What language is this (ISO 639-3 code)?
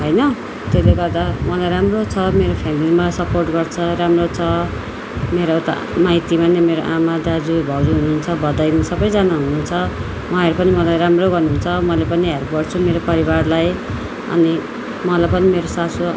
nep